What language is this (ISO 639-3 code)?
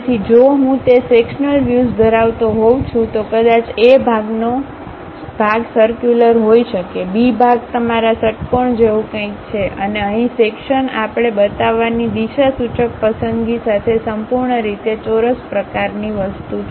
guj